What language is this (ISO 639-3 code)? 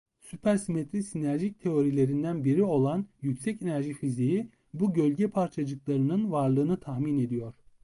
tur